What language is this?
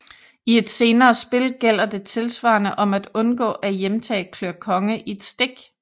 Danish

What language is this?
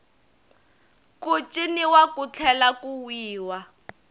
Tsonga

